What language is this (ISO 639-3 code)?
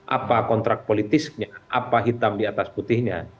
ind